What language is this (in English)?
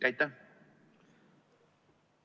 Estonian